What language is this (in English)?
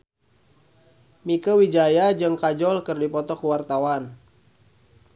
Sundanese